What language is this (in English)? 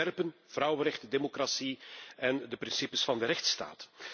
Dutch